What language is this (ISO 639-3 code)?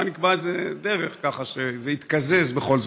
heb